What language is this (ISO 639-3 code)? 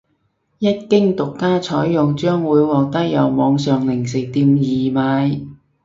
yue